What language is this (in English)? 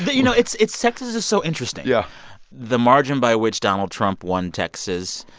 English